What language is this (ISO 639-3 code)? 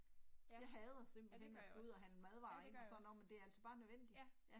dan